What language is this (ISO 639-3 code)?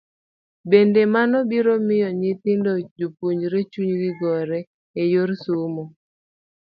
luo